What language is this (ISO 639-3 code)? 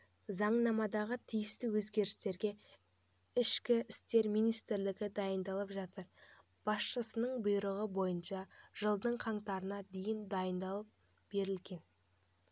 kaz